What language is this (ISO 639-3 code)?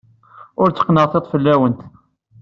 kab